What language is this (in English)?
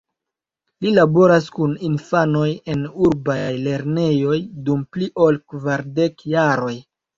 Esperanto